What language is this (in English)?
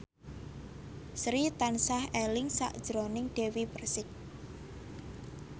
Javanese